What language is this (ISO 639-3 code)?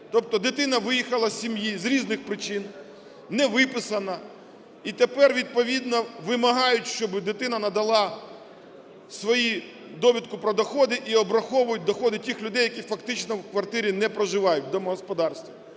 ukr